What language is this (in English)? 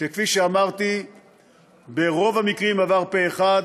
Hebrew